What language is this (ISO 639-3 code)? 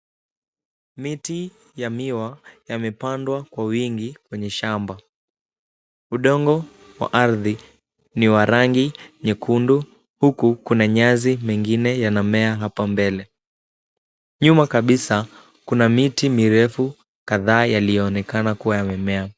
swa